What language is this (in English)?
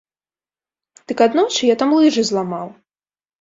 Belarusian